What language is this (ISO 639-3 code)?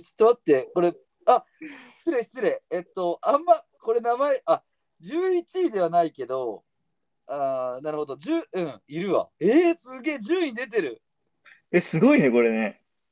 jpn